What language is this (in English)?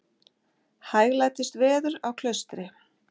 Icelandic